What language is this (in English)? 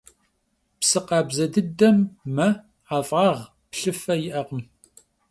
Kabardian